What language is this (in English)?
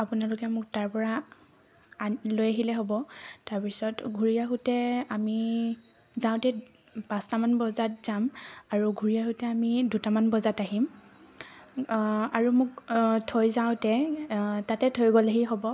Assamese